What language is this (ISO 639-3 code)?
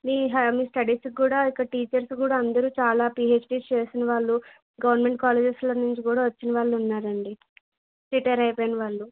tel